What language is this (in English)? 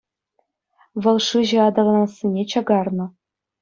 Chuvash